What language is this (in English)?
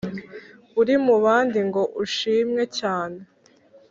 Kinyarwanda